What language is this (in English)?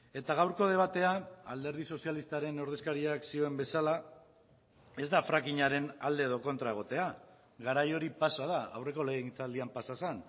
Basque